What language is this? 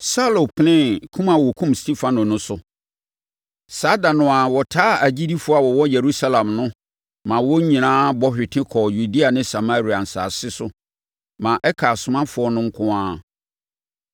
Akan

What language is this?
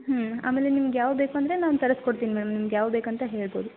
Kannada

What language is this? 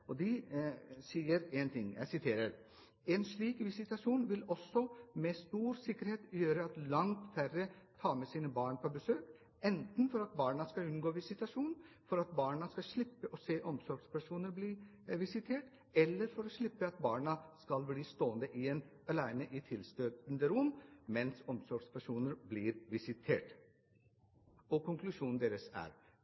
Norwegian Bokmål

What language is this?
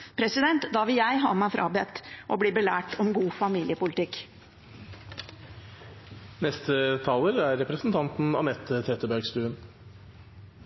Norwegian Bokmål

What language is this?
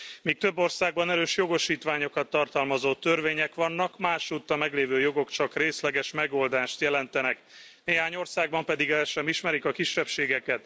Hungarian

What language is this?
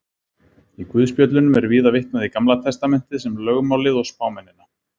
Icelandic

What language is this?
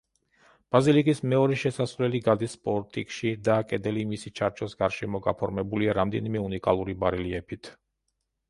Georgian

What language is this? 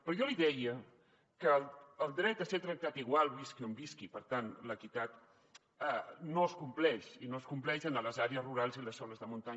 Catalan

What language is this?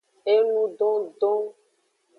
Aja (Benin)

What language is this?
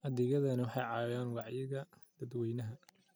Somali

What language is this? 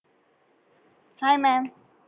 Marathi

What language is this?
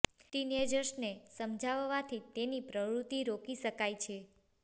Gujarati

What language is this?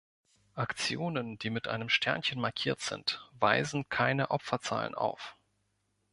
German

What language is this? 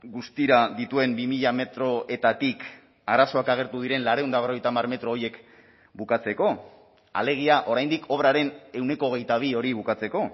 Basque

